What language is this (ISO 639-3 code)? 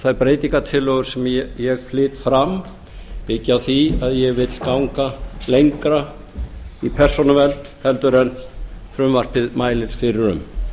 isl